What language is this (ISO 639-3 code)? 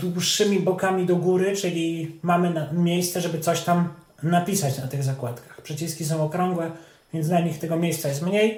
pol